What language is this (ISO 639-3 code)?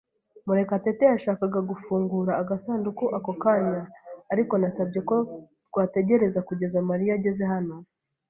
kin